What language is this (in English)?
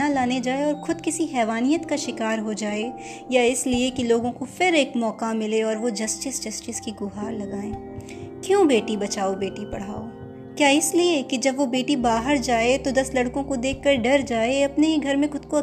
Hindi